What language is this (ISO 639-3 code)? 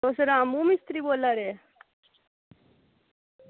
doi